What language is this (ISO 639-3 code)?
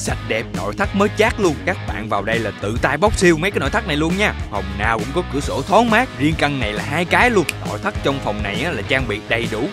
vie